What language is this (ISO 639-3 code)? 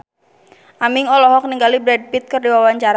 sun